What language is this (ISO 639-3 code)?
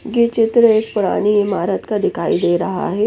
hin